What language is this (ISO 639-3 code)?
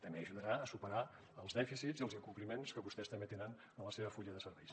cat